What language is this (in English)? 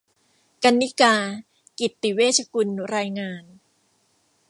Thai